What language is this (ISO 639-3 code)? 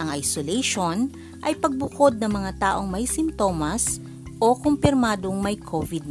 fil